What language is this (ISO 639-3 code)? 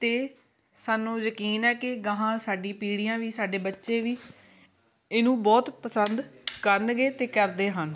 pan